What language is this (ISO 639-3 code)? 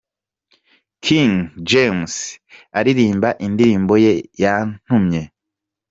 kin